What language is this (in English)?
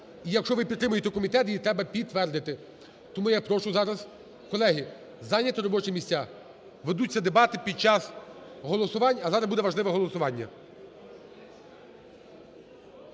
Ukrainian